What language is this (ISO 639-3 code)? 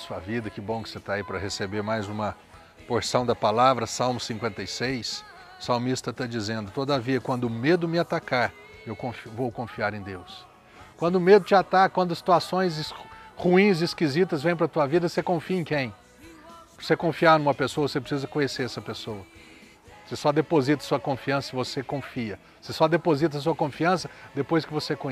por